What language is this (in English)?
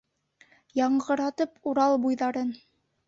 Bashkir